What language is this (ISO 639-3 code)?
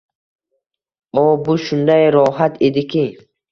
uzb